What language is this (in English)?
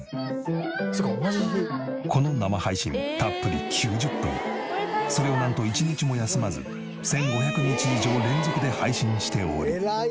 Japanese